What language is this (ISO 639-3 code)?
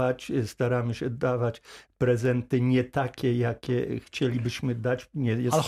pol